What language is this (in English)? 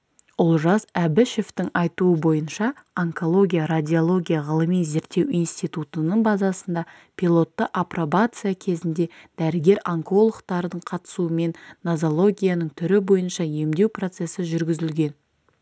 Kazakh